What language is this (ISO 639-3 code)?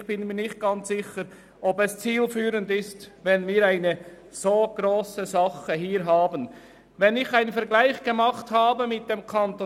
gsw